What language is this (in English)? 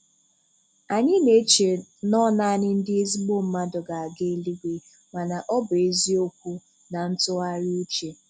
Igbo